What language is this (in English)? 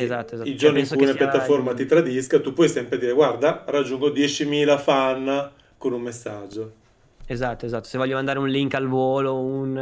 Italian